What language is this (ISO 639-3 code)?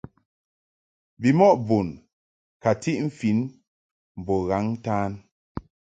mhk